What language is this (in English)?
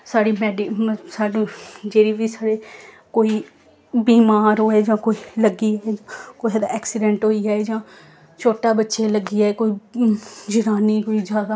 Dogri